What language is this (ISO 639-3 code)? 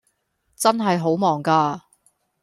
yue